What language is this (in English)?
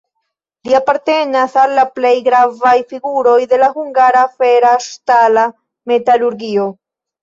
Esperanto